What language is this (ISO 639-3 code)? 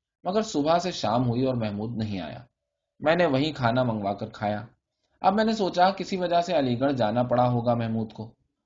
urd